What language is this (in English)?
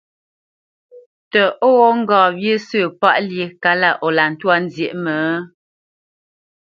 Bamenyam